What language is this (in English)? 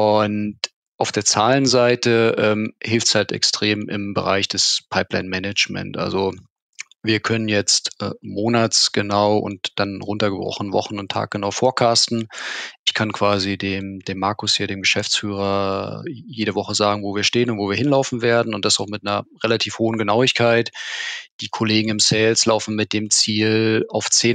German